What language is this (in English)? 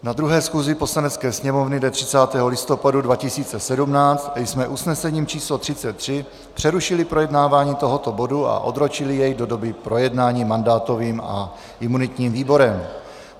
Czech